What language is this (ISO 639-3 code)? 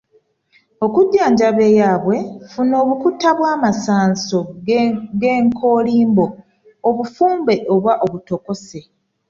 lug